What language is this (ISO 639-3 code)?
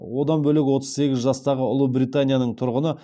kaz